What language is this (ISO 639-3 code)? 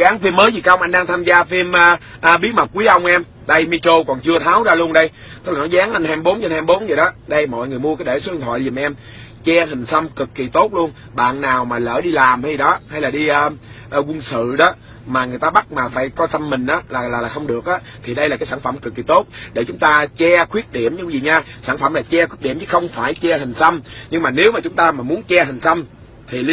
vie